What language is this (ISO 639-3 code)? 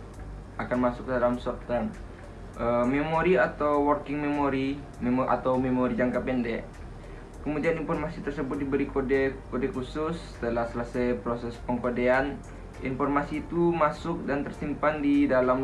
ind